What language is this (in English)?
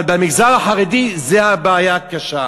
Hebrew